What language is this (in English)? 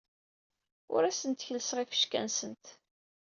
Kabyle